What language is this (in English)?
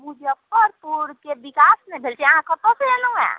Maithili